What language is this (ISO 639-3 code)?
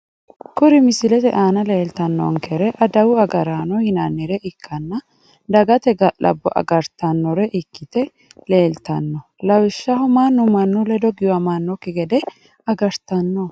sid